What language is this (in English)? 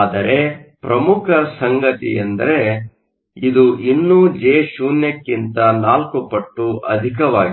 Kannada